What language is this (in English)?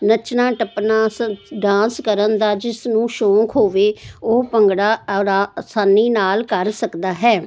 Punjabi